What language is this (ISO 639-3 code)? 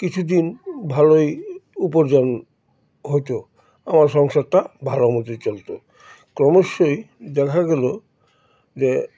ben